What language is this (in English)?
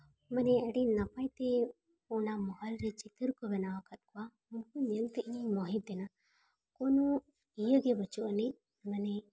Santali